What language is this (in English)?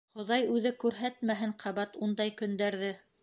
Bashkir